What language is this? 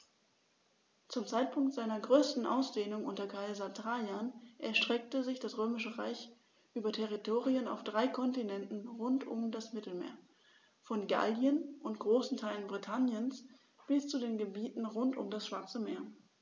German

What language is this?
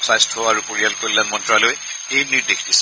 Assamese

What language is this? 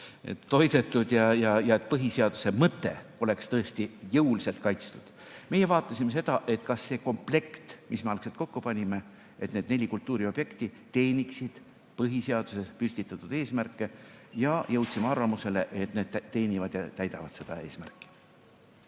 Estonian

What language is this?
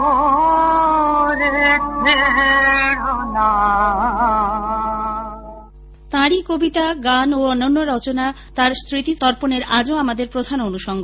Bangla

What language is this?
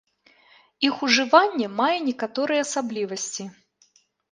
Belarusian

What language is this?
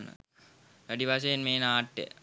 Sinhala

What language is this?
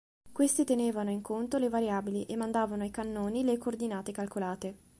Italian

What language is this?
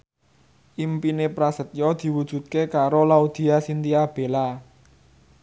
Javanese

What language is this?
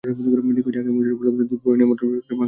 Bangla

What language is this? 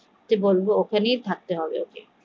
Bangla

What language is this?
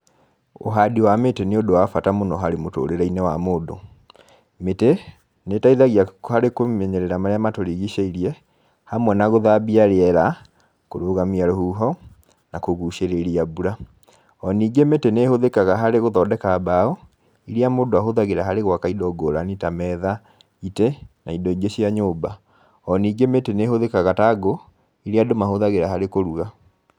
Kikuyu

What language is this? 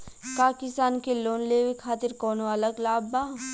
Bhojpuri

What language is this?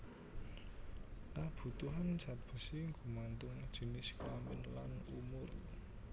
Javanese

